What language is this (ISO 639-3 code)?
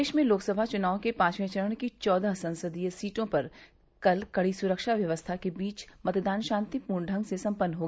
hin